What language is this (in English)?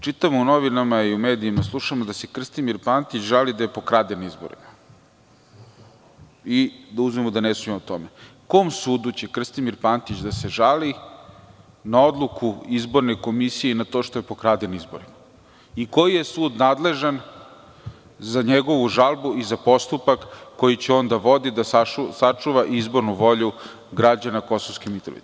Serbian